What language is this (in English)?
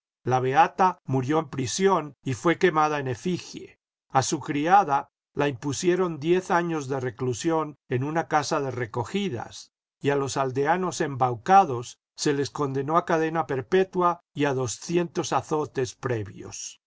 Spanish